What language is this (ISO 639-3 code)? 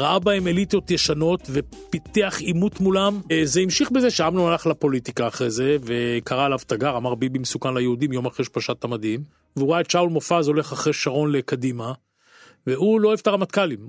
heb